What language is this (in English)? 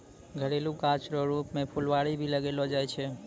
Maithili